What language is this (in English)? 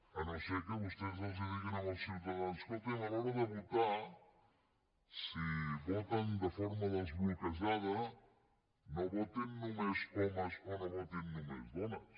Catalan